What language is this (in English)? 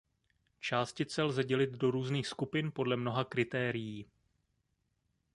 Czech